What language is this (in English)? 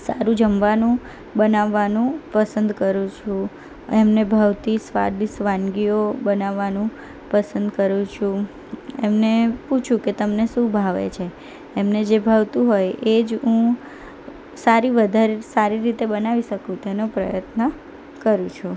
Gujarati